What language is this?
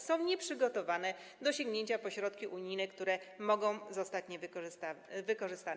Polish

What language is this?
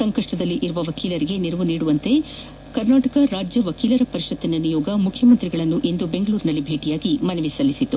Kannada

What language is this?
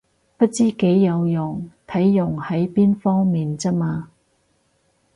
Cantonese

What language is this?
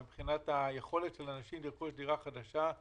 Hebrew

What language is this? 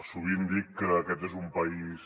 Catalan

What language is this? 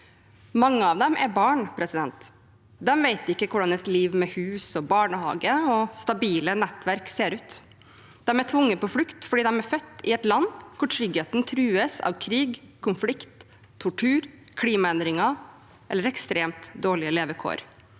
Norwegian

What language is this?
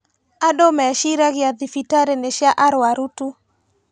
Kikuyu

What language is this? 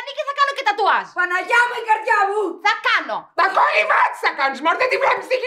Greek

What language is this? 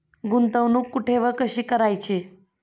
Marathi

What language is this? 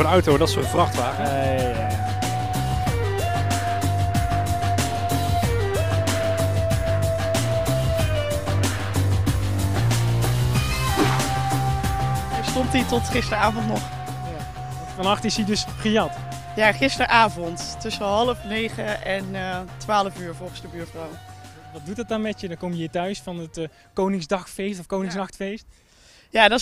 Dutch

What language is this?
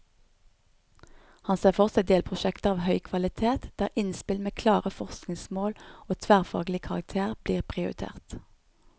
Norwegian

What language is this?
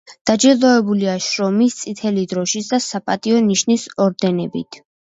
Georgian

